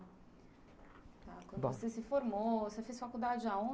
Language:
Portuguese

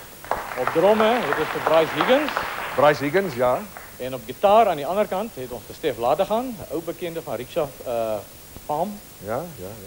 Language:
Dutch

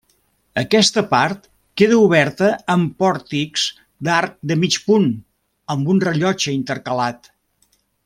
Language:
Catalan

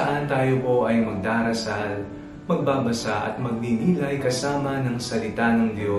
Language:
Filipino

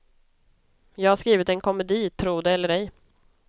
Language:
Swedish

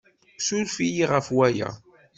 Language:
Kabyle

